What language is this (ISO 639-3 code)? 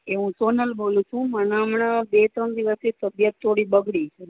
guj